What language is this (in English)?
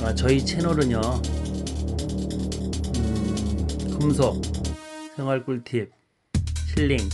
Korean